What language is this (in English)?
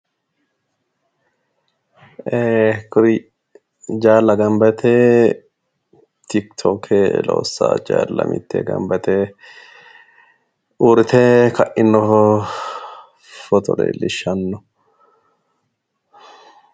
Sidamo